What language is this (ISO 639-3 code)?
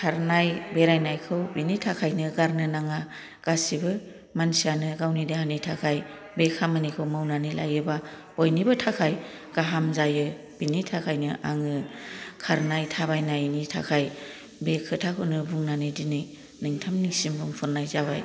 brx